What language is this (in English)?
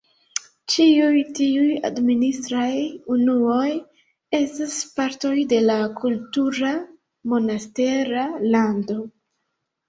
Esperanto